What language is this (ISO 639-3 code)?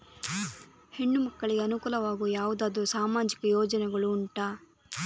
kan